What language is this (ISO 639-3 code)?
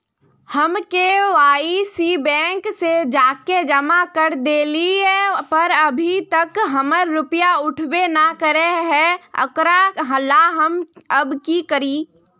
mag